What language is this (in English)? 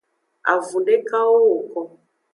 Aja (Benin)